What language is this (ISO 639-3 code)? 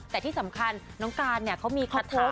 tha